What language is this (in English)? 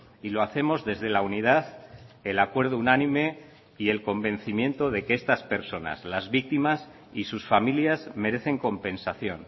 Spanish